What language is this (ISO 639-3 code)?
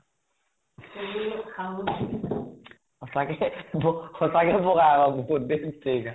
asm